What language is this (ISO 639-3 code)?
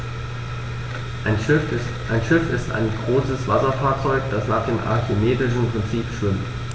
deu